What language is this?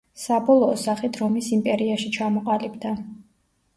Georgian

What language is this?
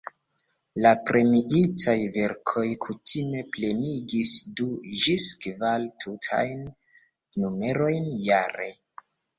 Esperanto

